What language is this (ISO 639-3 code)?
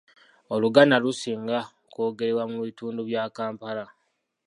lug